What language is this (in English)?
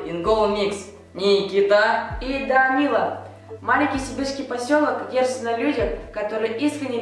Russian